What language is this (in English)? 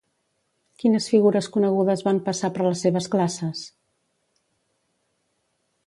Catalan